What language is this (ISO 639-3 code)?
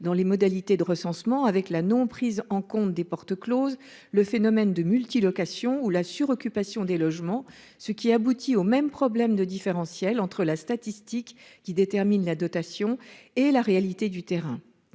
fra